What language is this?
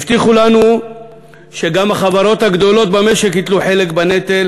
Hebrew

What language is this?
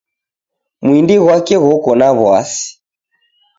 Taita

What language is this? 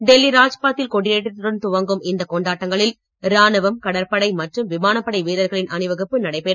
Tamil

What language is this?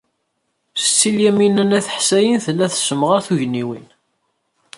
Kabyle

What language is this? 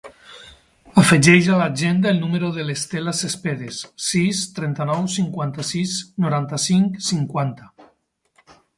Catalan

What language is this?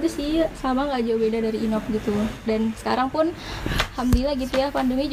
Indonesian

